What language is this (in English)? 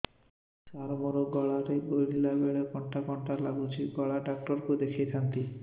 Odia